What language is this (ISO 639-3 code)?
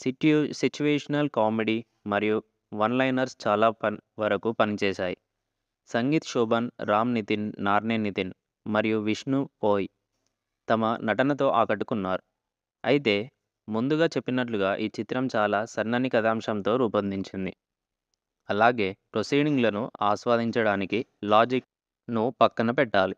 tel